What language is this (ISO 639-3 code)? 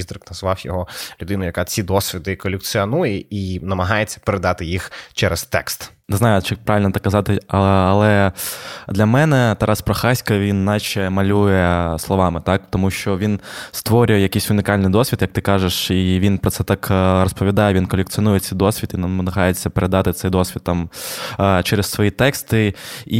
ukr